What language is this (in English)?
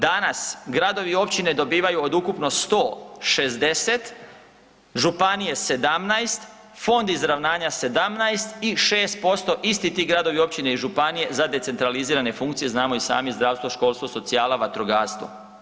Croatian